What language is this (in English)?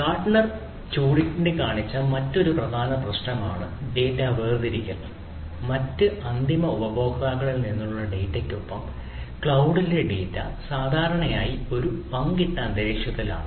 Malayalam